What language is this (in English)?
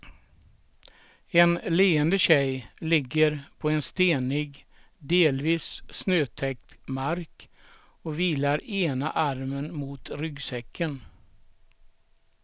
Swedish